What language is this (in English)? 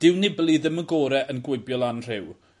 Welsh